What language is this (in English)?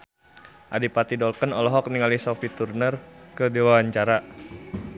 Sundanese